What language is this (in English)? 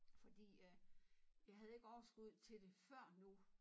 Danish